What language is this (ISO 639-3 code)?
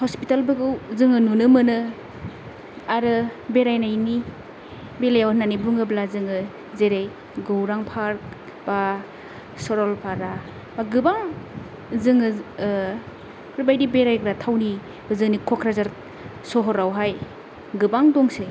brx